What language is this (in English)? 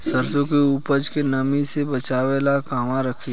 Bhojpuri